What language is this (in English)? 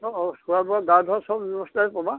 Assamese